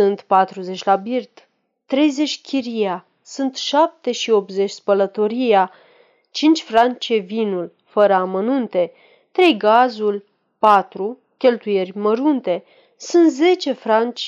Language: Romanian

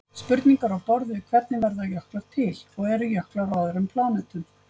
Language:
Icelandic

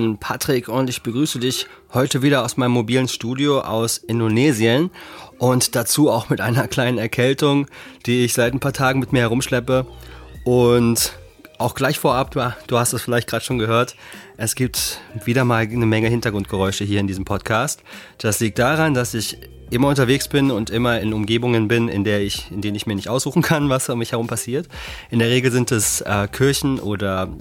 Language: German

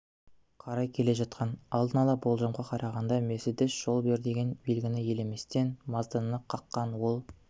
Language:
Kazakh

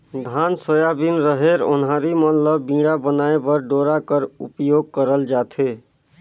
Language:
Chhattisgarhi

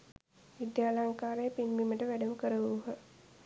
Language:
Sinhala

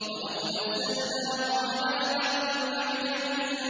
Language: Arabic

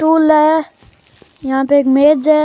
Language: Rajasthani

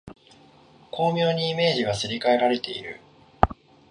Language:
Japanese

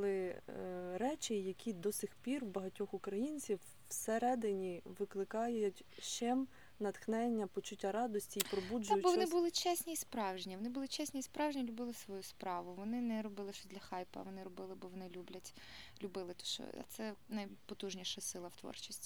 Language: Ukrainian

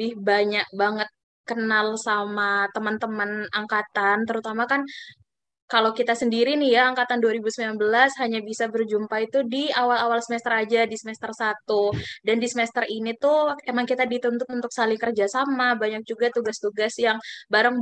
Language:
Indonesian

